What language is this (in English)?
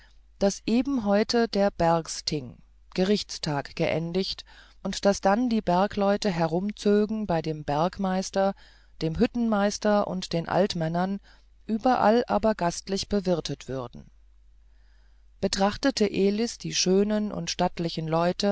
German